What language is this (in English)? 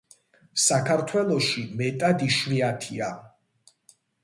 Georgian